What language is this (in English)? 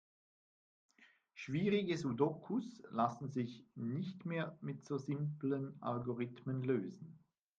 German